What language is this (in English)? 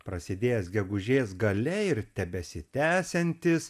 Lithuanian